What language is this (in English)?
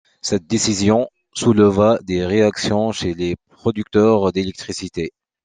French